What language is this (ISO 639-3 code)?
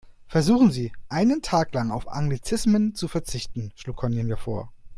deu